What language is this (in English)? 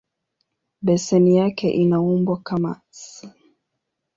Swahili